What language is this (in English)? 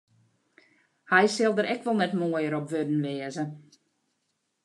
Western Frisian